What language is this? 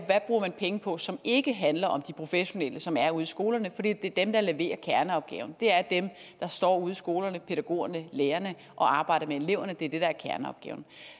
Danish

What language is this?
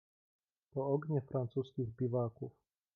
Polish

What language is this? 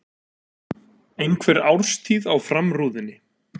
Icelandic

